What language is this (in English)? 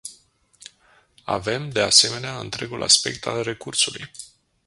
Romanian